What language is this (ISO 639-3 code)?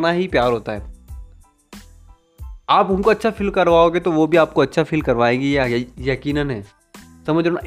hin